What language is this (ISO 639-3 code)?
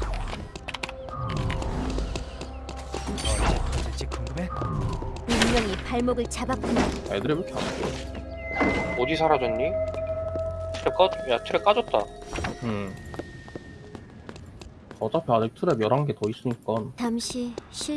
kor